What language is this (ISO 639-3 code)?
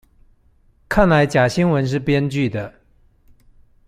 zho